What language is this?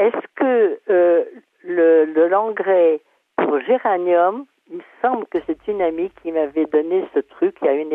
French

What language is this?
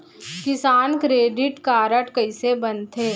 Chhattisgarhi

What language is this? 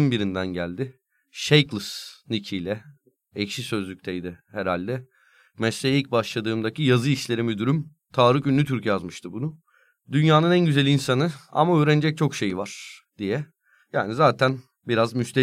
Turkish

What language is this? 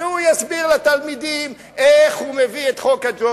Hebrew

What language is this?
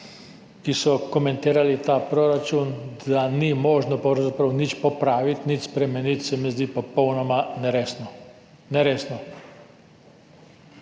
Slovenian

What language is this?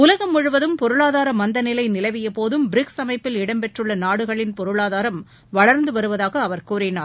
Tamil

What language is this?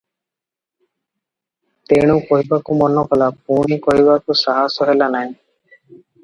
Odia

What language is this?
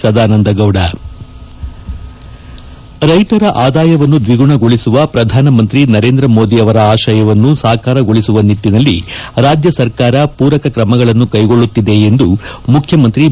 Kannada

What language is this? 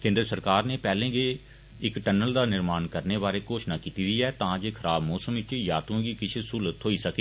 Dogri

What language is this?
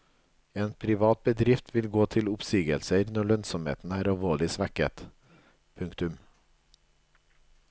Norwegian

